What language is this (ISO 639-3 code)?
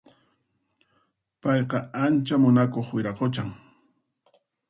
qxp